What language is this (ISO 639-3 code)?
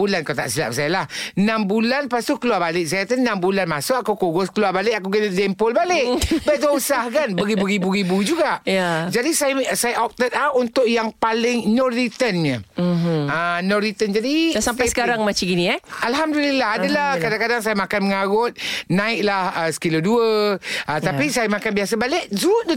msa